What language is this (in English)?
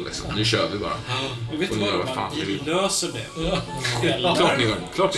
Swedish